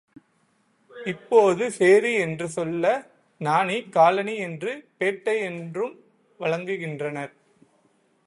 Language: Tamil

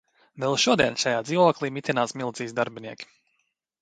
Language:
Latvian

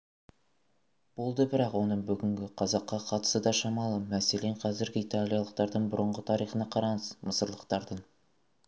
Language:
Kazakh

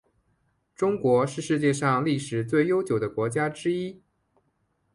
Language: Chinese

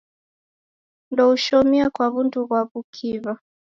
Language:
Taita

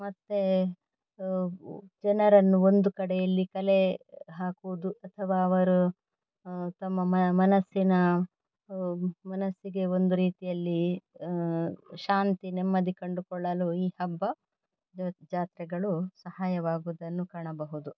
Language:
Kannada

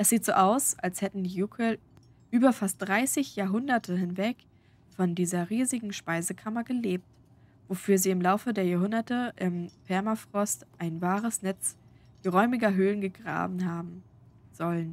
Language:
German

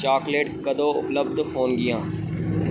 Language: Punjabi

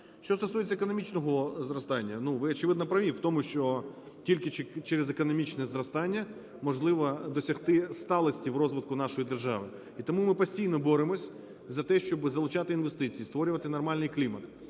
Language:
Ukrainian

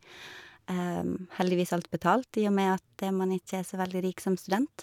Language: Norwegian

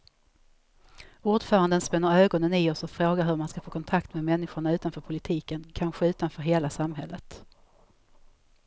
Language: Swedish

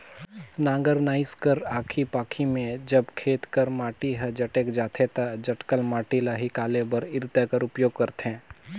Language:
Chhattisgarhi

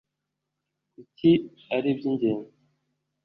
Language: Kinyarwanda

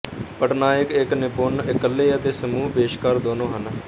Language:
Punjabi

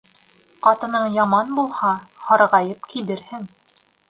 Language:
Bashkir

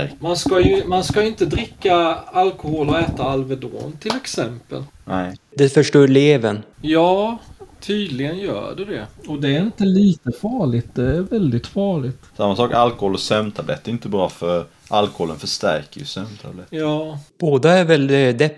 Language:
Swedish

